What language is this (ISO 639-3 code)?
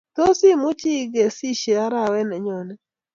kln